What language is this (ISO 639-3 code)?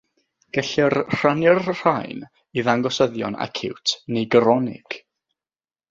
cym